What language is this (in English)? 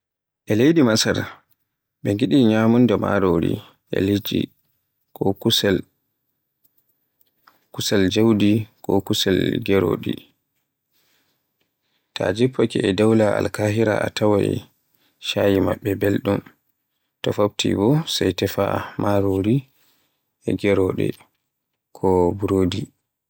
Borgu Fulfulde